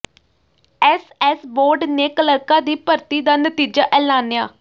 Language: Punjabi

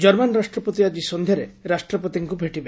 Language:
Odia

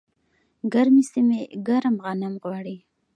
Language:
Pashto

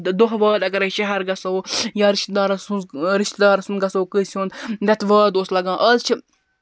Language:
Kashmiri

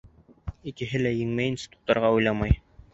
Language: Bashkir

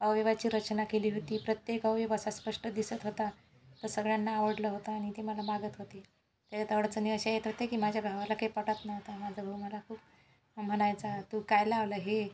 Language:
Marathi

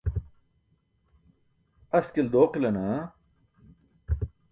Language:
Burushaski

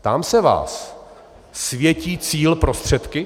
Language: Czech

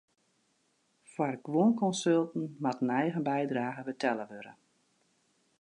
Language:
Western Frisian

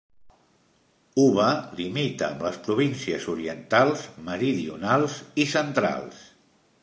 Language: Catalan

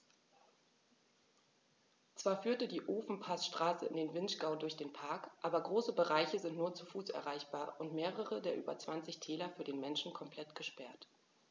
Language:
German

